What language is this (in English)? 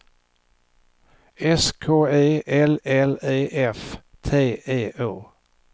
Swedish